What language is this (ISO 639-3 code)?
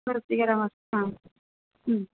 san